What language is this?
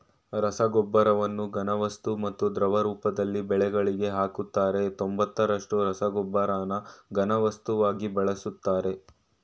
Kannada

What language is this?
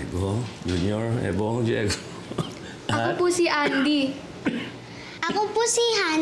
Filipino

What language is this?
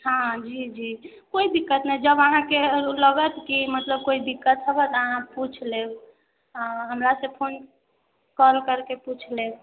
Maithili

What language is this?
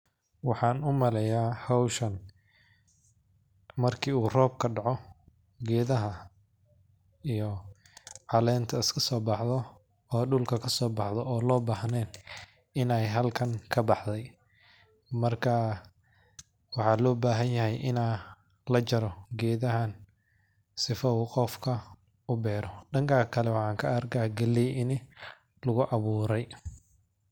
Somali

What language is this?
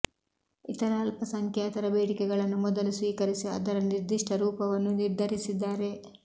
Kannada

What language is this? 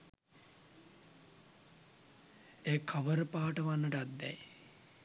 Sinhala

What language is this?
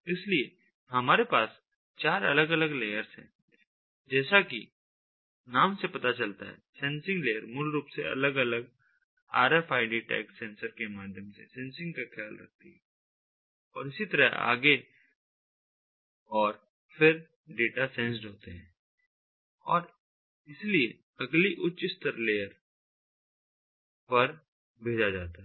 Hindi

